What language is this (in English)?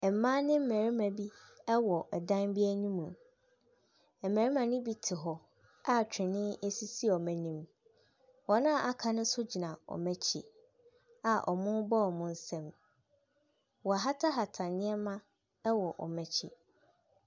Akan